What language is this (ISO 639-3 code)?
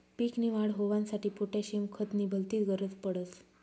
mar